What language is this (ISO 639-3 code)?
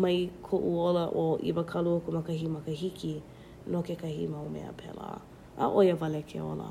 haw